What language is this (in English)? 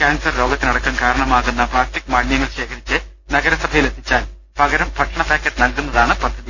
Malayalam